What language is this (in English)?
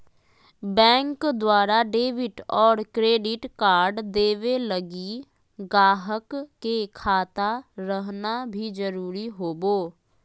Magahi